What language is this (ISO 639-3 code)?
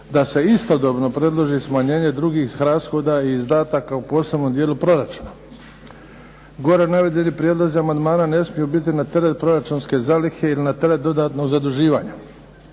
hrv